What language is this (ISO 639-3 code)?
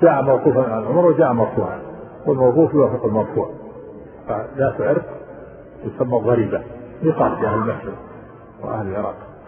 ara